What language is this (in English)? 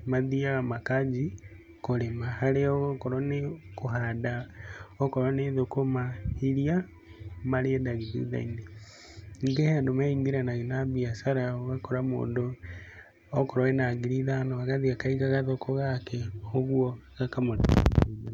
Kikuyu